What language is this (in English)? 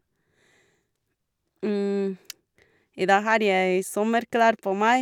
Norwegian